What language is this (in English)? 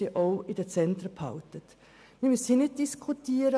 Swiss German